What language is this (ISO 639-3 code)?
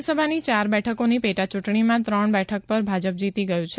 guj